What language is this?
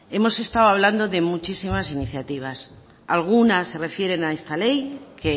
Spanish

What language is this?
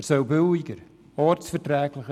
Swiss German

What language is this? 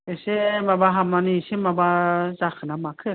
Bodo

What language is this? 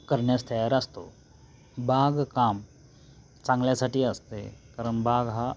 Marathi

